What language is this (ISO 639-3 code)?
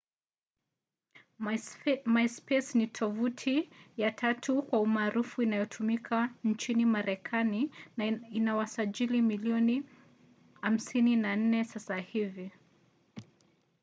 swa